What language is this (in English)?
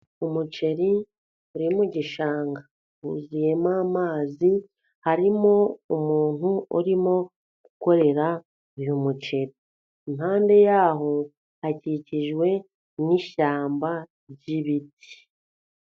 Kinyarwanda